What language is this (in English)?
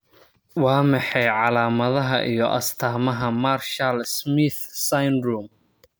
Somali